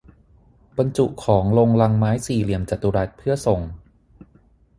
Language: Thai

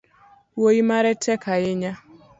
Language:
Luo (Kenya and Tanzania)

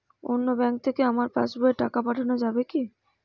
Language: Bangla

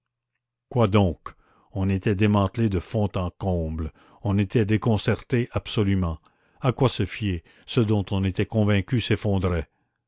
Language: French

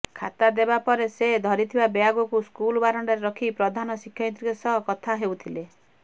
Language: Odia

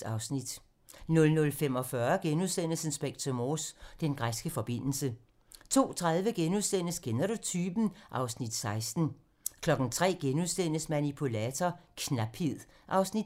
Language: Danish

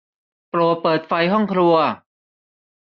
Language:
Thai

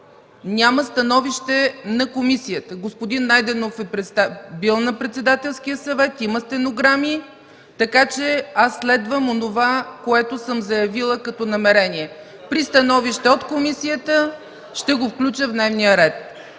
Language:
Bulgarian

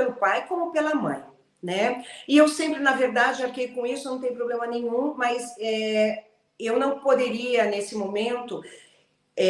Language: Portuguese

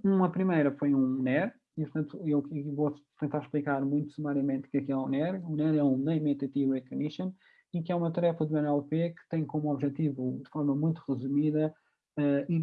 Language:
Portuguese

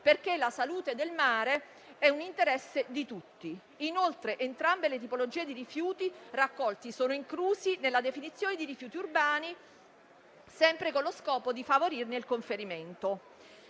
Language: Italian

